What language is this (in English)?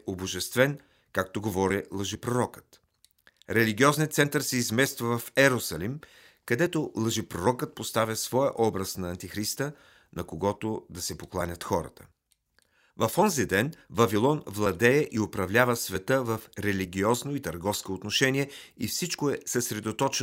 Bulgarian